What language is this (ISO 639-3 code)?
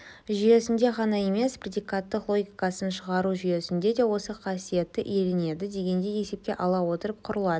kaz